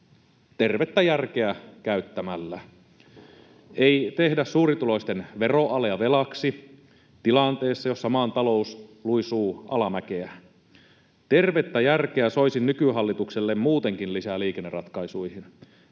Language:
Finnish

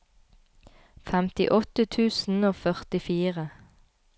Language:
Norwegian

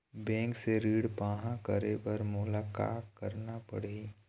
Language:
Chhattisgarhi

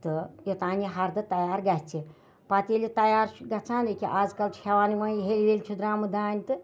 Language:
Kashmiri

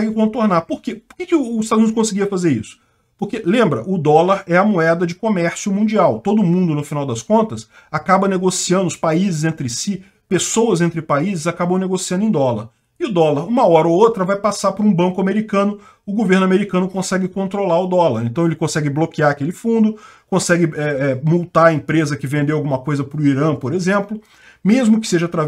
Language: Portuguese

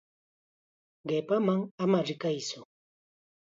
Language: Chiquián Ancash Quechua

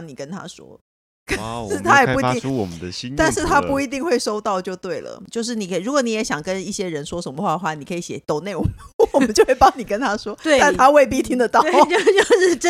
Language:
Chinese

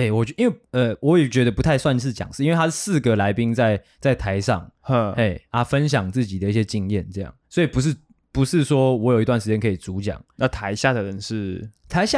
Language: Chinese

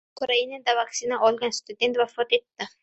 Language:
Uzbek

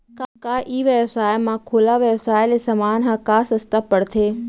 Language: Chhattisgarhi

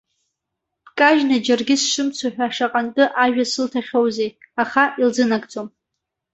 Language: Abkhazian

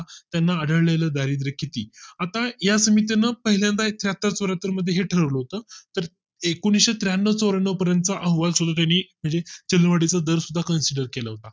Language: Marathi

